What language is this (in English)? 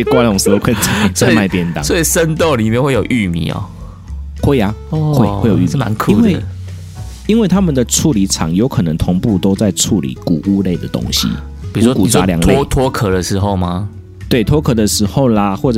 Chinese